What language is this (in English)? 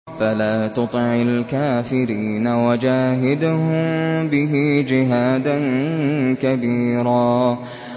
Arabic